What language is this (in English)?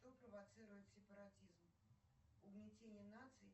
Russian